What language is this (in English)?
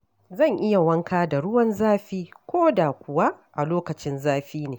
Hausa